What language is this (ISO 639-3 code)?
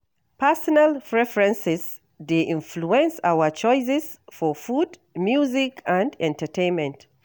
pcm